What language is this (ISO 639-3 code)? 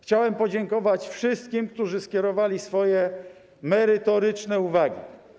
pol